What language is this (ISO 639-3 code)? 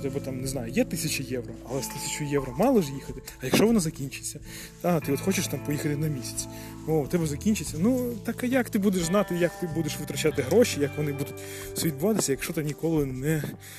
ukr